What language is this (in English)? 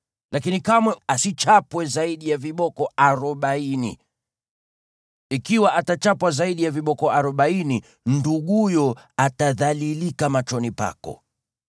Swahili